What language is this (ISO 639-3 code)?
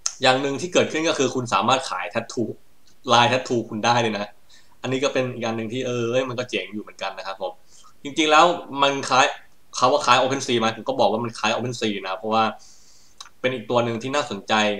tha